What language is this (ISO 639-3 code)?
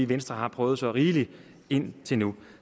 dan